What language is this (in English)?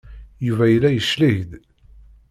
Kabyle